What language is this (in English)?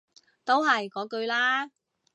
Cantonese